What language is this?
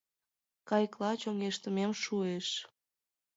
Mari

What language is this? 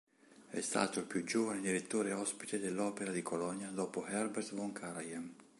Italian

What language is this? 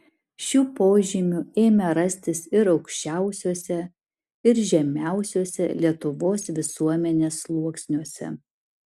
Lithuanian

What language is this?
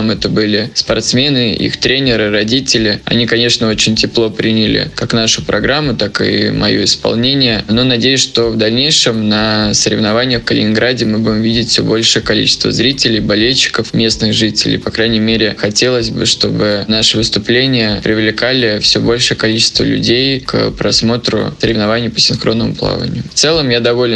Russian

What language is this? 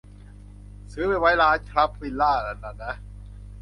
Thai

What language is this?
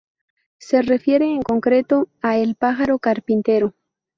Spanish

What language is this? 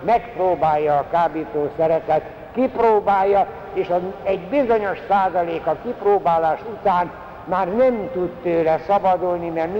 Hungarian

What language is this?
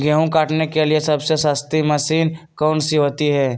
Magahi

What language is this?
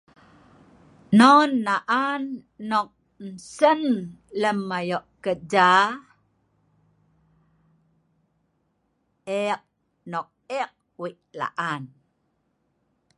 Sa'ban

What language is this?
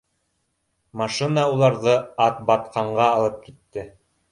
Bashkir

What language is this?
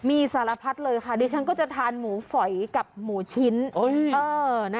Thai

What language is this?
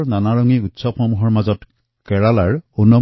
Assamese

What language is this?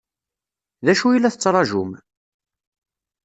Kabyle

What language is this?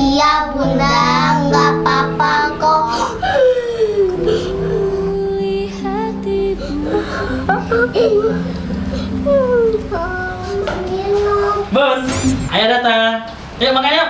Indonesian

